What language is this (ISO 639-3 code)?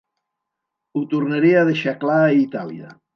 cat